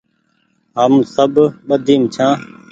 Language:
Goaria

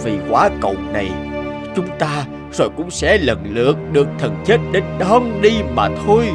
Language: Vietnamese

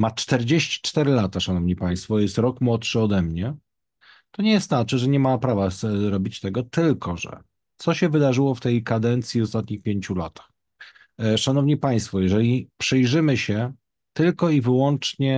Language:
Polish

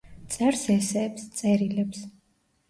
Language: Georgian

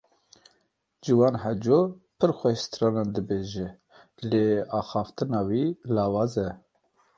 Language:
Kurdish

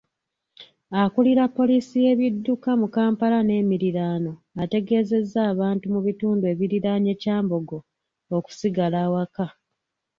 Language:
Ganda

